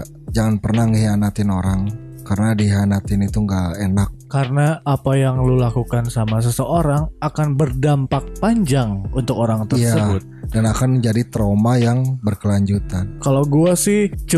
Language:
Indonesian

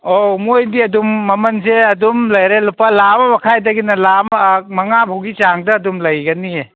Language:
Manipuri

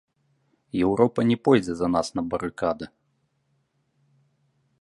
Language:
Belarusian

